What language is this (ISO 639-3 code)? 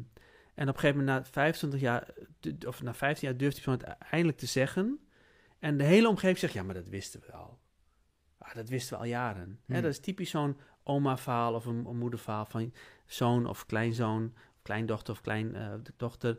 nld